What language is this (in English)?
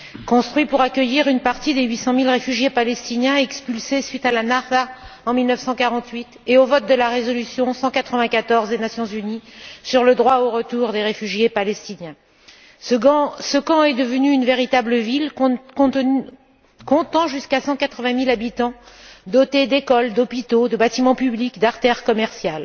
French